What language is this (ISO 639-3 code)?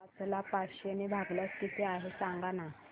mar